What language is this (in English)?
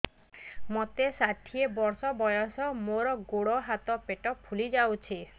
Odia